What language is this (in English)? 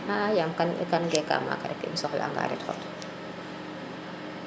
Serer